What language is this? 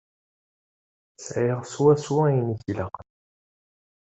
Kabyle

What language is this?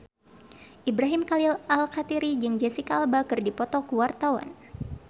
Sundanese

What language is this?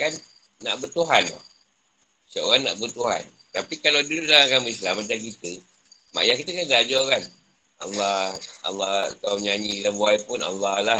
Malay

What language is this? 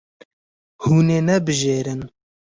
Kurdish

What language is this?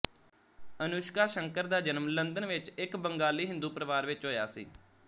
Punjabi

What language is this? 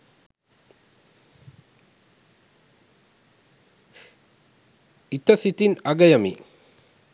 Sinhala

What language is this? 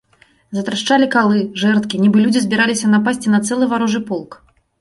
Belarusian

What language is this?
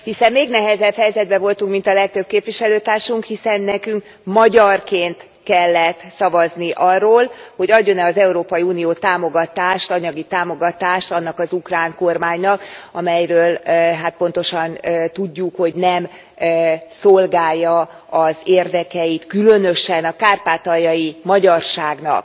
Hungarian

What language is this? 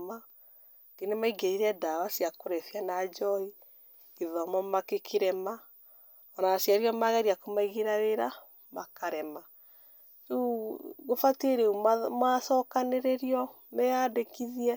Kikuyu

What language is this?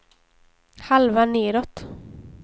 Swedish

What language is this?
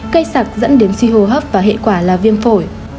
Vietnamese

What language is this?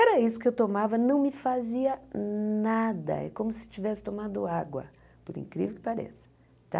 Portuguese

